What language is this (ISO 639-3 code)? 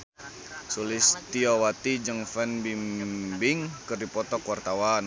sun